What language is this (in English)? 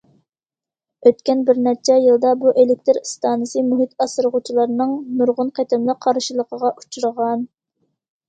Uyghur